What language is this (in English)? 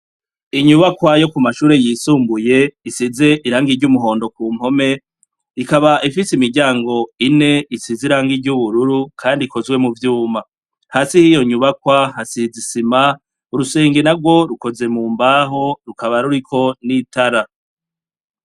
Rundi